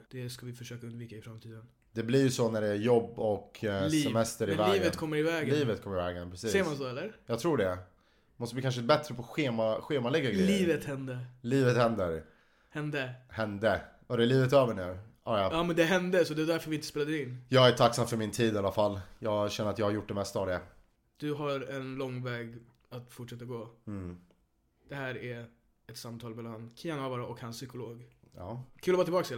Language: Swedish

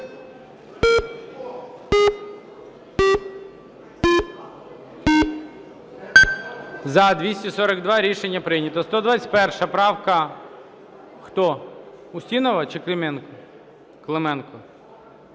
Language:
Ukrainian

